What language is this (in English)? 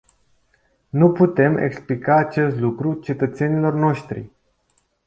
Romanian